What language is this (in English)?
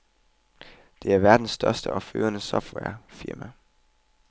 Danish